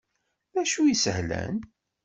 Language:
Kabyle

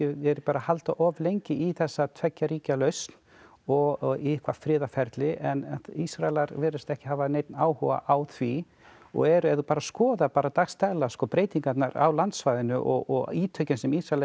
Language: Icelandic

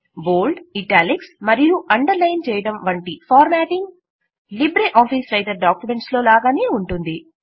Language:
Telugu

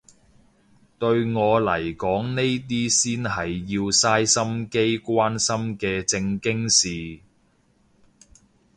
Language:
Cantonese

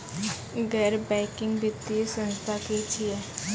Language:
Maithili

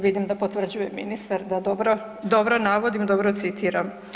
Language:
Croatian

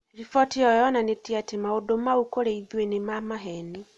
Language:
Kikuyu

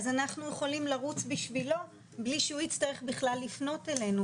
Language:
Hebrew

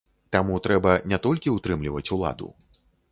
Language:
Belarusian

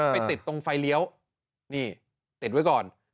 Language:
Thai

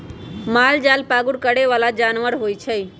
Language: Magahi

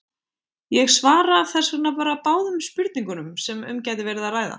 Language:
Icelandic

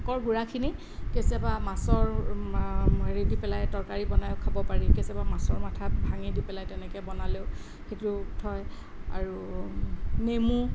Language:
Assamese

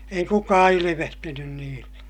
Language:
Finnish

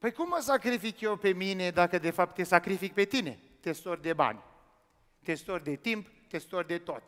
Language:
Romanian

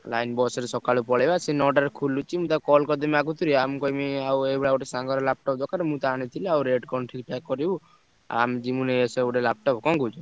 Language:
Odia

